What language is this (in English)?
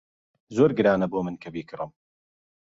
Central Kurdish